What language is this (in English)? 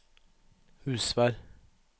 Norwegian